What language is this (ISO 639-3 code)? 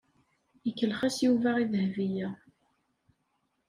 kab